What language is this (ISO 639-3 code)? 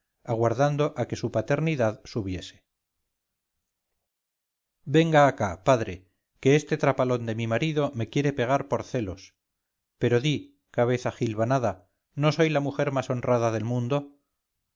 spa